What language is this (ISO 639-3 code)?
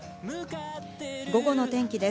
jpn